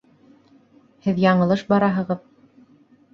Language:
Bashkir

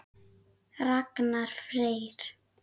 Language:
Icelandic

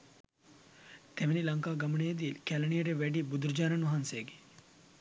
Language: Sinhala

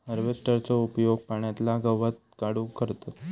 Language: Marathi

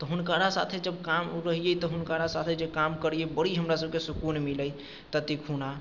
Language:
Maithili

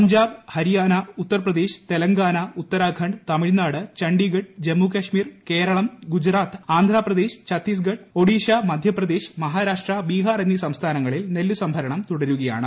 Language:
Malayalam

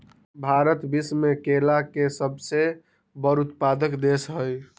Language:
Magahi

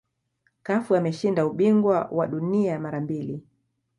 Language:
Swahili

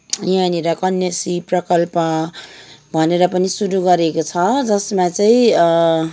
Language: Nepali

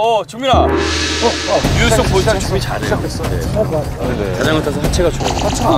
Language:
Korean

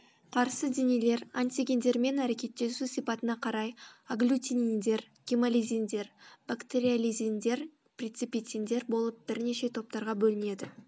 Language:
Kazakh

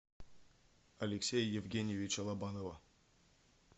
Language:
Russian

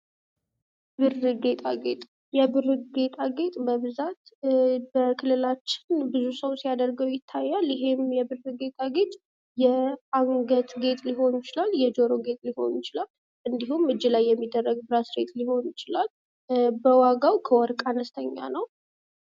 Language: Amharic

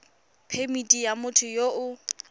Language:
Tswana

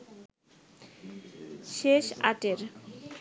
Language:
Bangla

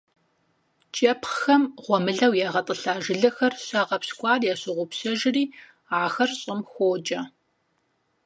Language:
Kabardian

